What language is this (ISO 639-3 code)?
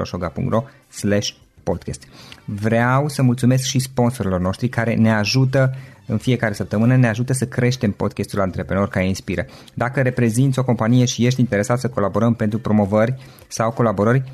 ron